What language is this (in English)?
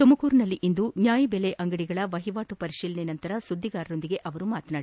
Kannada